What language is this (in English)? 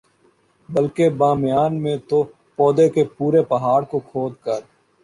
Urdu